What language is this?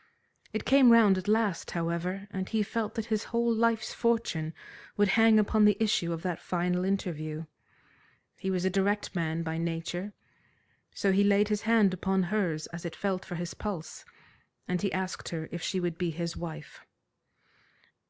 English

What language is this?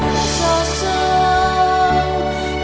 Vietnamese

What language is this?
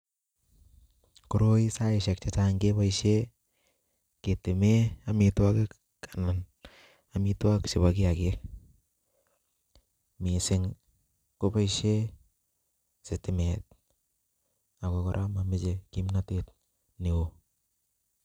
Kalenjin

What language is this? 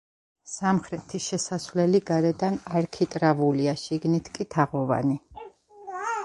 Georgian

